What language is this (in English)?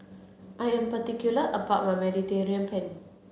English